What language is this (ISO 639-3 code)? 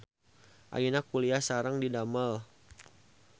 sun